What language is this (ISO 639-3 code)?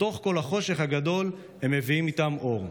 heb